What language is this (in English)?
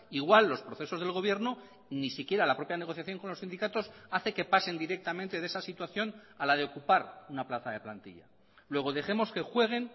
Spanish